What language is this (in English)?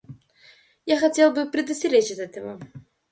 Russian